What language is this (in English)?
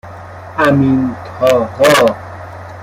Persian